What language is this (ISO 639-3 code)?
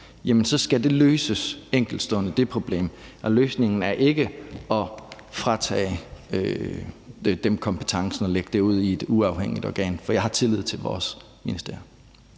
dan